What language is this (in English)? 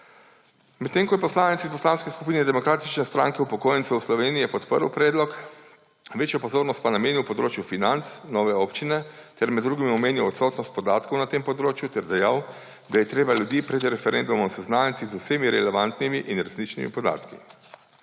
Slovenian